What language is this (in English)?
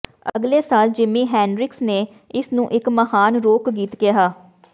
Punjabi